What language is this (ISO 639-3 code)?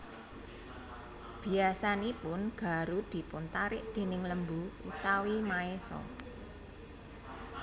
jav